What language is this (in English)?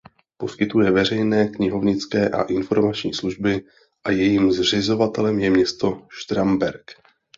Czech